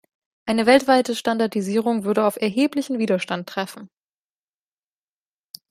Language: German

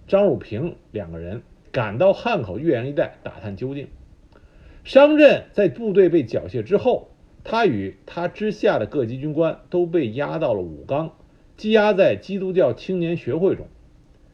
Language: Chinese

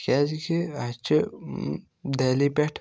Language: Kashmiri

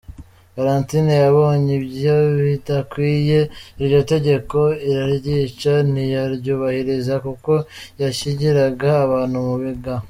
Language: Kinyarwanda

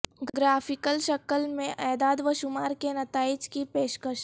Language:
Urdu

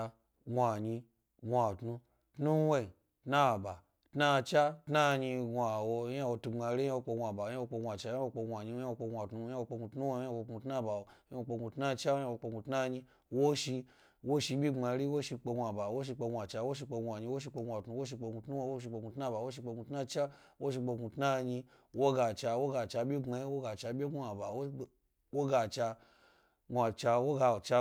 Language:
Gbari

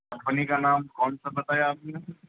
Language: Urdu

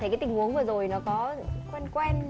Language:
Vietnamese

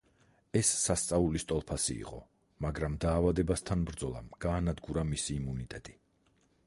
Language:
Georgian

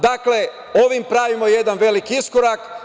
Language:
Serbian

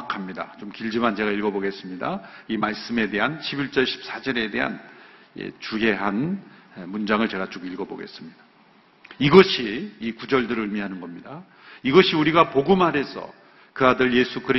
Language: Korean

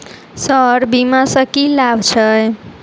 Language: Maithili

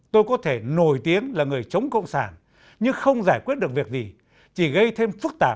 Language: Vietnamese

